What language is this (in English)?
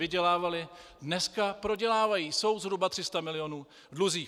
Czech